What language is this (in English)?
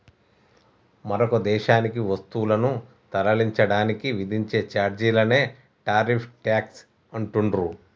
Telugu